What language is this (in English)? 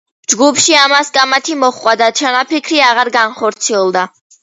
Georgian